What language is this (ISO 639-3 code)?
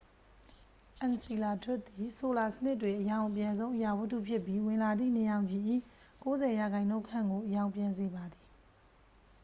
mya